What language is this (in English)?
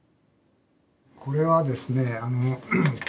Japanese